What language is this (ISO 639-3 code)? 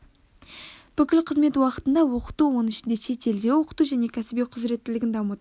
kaz